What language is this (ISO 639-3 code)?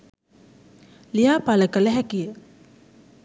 sin